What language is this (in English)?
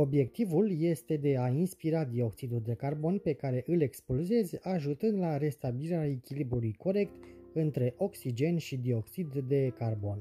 Romanian